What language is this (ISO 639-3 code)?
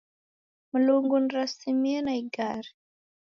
dav